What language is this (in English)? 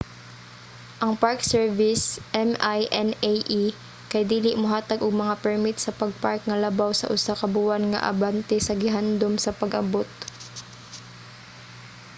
Cebuano